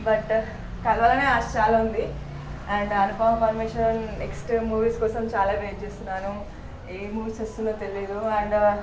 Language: Telugu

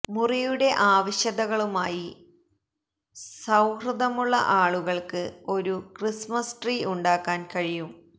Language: Malayalam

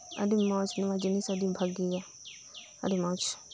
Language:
Santali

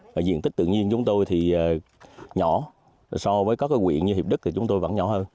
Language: Vietnamese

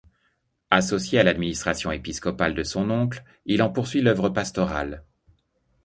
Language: French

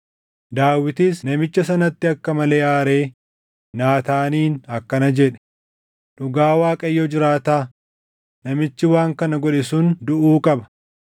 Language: Oromo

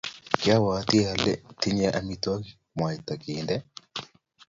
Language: Kalenjin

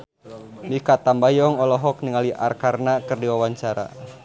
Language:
Sundanese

